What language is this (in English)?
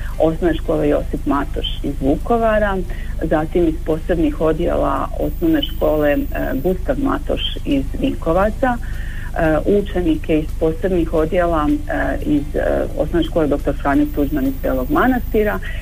Croatian